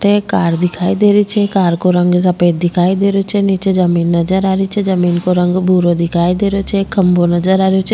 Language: Rajasthani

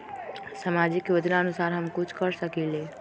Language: Magahi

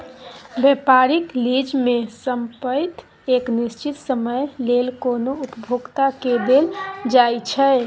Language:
Maithili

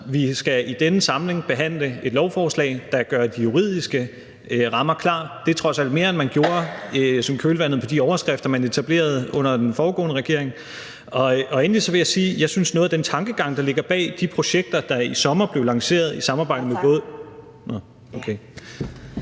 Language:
Danish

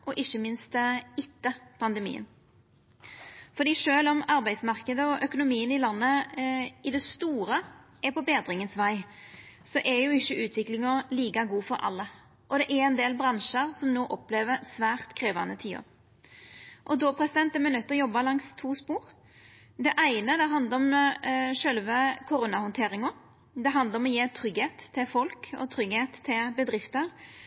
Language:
Norwegian Nynorsk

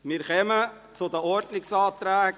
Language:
Swiss German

